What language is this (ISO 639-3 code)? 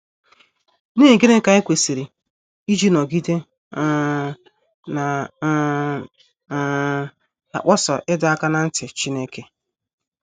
ibo